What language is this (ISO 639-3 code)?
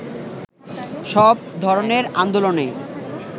ben